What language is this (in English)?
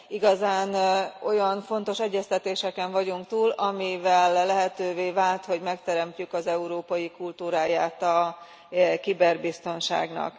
Hungarian